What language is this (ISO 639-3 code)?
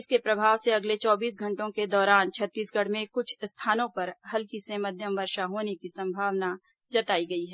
hin